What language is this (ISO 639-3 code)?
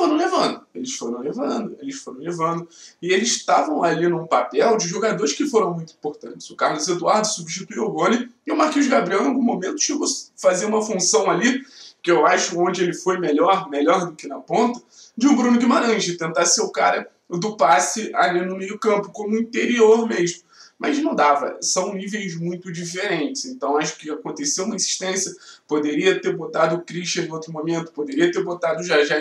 por